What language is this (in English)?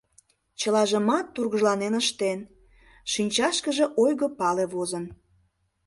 Mari